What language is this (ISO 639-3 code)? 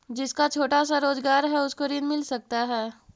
mag